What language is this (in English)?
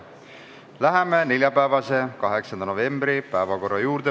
Estonian